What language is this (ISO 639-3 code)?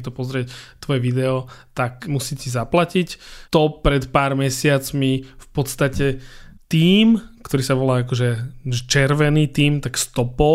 slk